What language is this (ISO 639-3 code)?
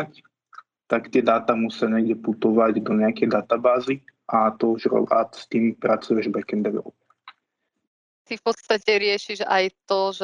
slk